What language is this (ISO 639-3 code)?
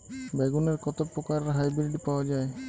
ben